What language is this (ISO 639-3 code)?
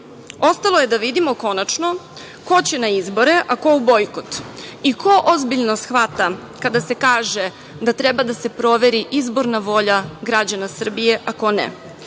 srp